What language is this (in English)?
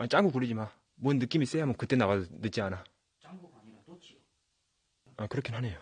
Korean